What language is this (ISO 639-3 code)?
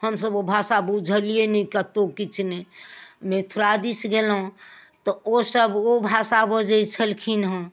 mai